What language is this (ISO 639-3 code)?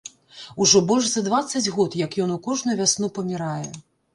bel